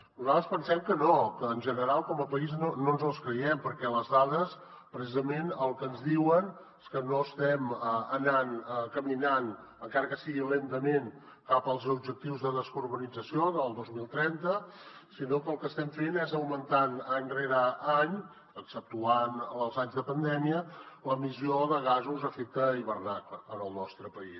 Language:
Catalan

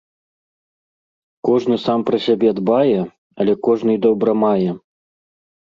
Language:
Belarusian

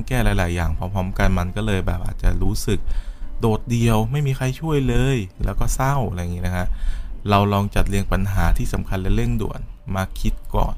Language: Thai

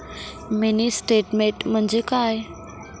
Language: Marathi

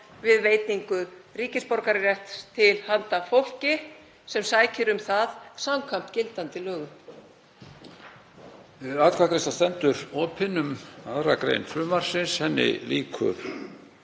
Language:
Icelandic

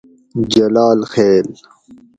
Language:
Gawri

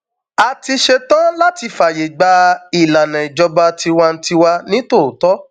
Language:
Yoruba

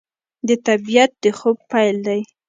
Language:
Pashto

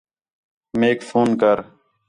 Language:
Khetrani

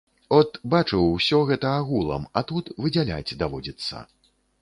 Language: Belarusian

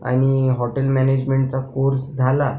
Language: Marathi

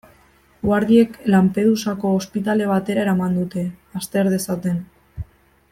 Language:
Basque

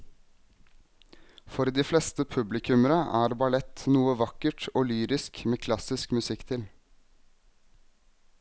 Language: Norwegian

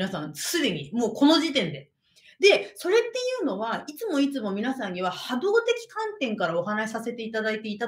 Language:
Japanese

